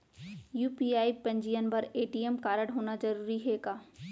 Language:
Chhattisgarhi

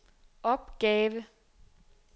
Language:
Danish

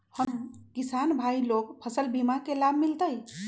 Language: Magahi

